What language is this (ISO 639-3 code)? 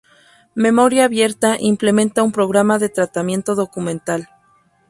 spa